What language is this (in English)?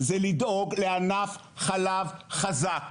Hebrew